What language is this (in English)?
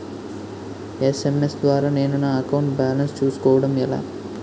Telugu